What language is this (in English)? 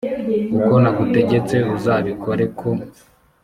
Kinyarwanda